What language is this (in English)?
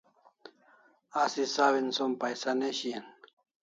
Kalasha